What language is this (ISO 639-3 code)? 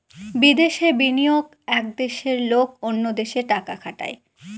ben